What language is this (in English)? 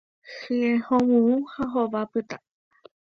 Guarani